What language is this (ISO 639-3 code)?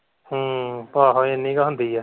pan